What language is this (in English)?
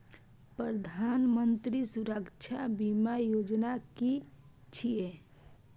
Maithili